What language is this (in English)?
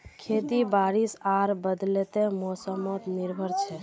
Magahi